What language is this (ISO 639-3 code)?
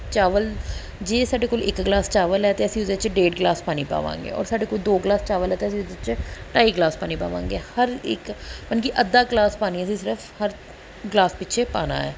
pan